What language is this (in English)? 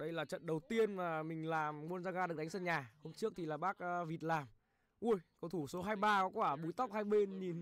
Vietnamese